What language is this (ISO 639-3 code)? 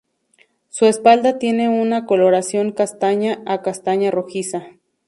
spa